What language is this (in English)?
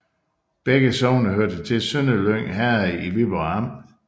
Danish